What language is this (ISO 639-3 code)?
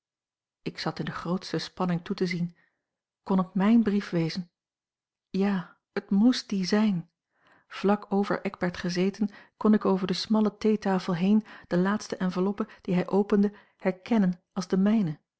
nld